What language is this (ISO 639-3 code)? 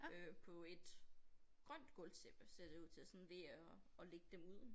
dan